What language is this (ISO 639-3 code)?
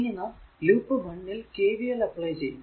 mal